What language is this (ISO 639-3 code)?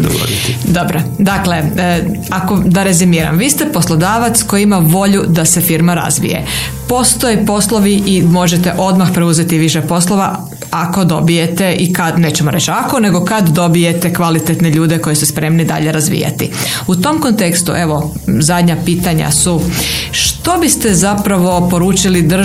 hrv